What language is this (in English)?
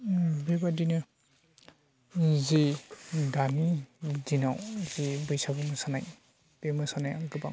Bodo